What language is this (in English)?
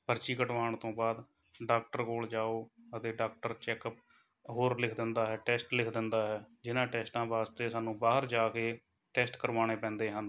Punjabi